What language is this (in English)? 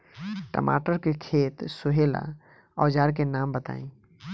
Bhojpuri